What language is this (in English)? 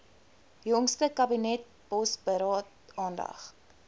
Afrikaans